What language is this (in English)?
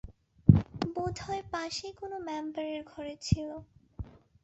Bangla